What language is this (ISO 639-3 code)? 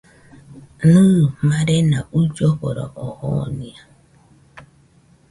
hux